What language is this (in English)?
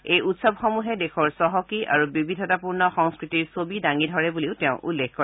Assamese